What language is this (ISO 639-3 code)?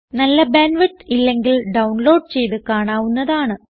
mal